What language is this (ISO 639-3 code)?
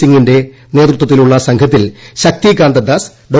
mal